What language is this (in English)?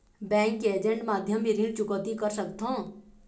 Chhattisgarhi